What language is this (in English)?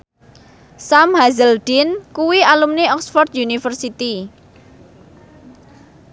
Javanese